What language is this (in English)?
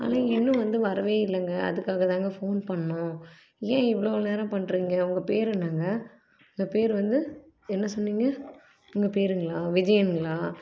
Tamil